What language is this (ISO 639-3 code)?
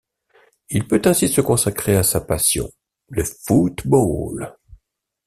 fra